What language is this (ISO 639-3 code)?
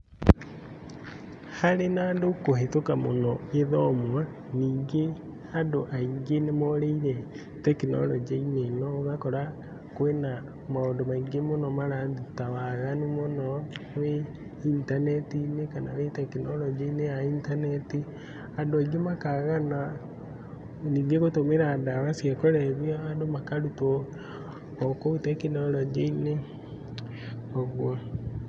kik